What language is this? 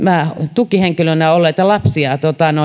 Finnish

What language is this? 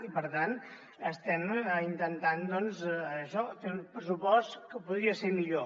Catalan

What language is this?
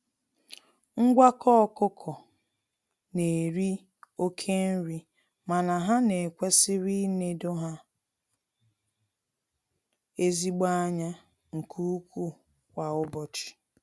Igbo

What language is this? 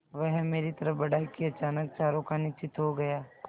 Hindi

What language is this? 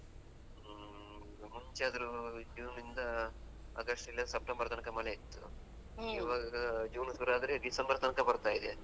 Kannada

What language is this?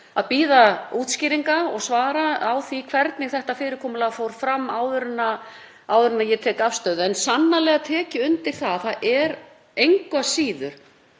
Icelandic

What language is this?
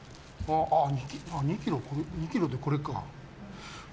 Japanese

